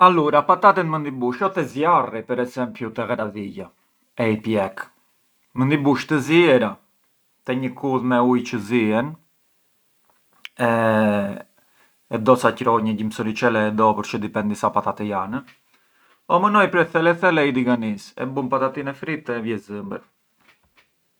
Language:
Arbëreshë Albanian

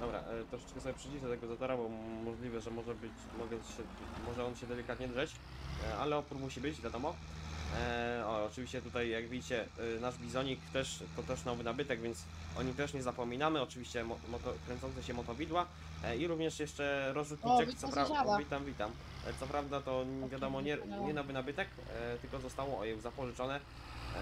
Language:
Polish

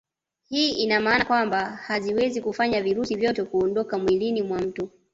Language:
Swahili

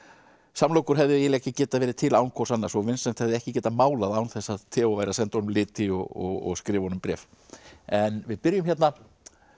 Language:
Icelandic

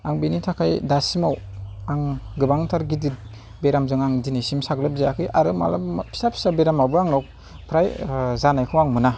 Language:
Bodo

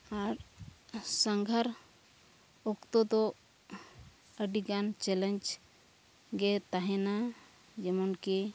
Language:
Santali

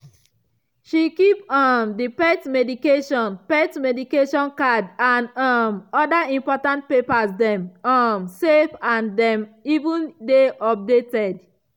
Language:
Nigerian Pidgin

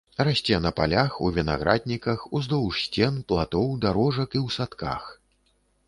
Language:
Belarusian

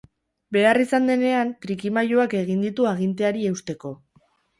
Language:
Basque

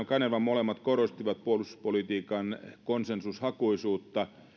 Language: Finnish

